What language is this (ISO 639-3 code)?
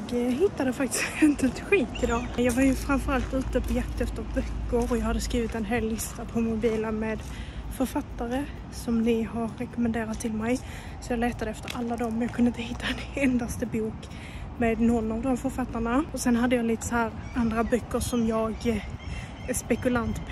swe